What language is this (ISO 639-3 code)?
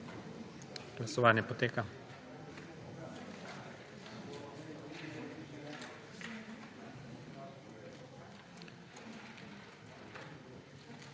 slv